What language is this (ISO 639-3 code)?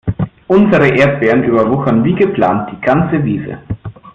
deu